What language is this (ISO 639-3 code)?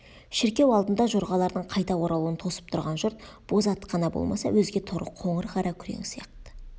kaz